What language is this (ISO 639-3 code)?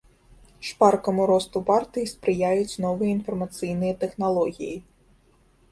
bel